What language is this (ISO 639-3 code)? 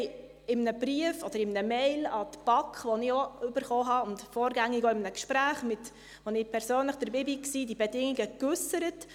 gsw